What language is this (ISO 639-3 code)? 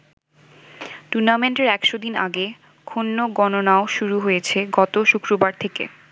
ben